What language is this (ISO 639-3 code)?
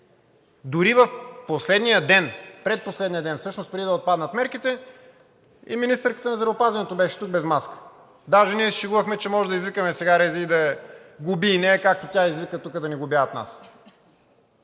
bul